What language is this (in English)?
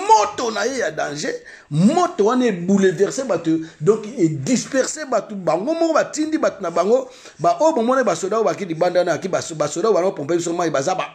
French